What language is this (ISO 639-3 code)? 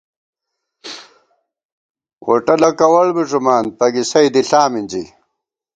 gwt